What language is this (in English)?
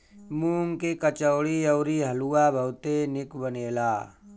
Bhojpuri